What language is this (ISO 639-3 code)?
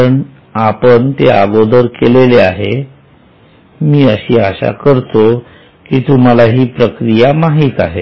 mar